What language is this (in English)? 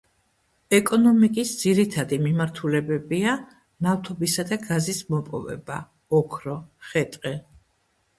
Georgian